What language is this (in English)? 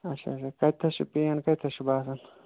Kashmiri